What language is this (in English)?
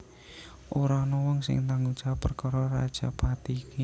Javanese